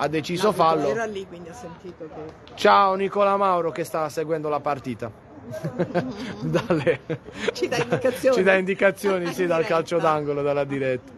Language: Italian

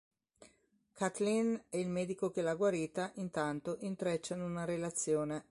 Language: Italian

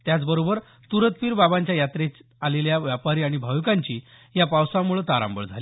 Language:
Marathi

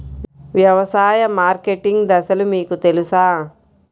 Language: Telugu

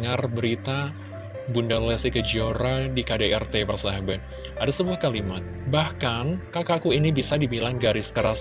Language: Indonesian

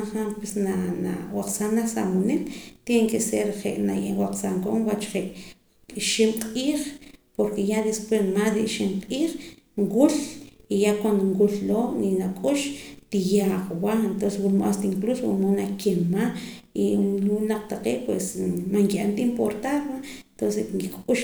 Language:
Poqomam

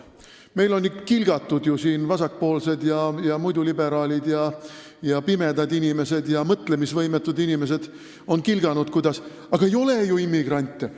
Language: Estonian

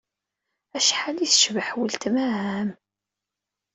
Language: Kabyle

